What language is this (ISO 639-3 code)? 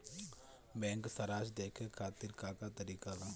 bho